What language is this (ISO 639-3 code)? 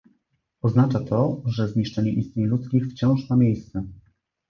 pol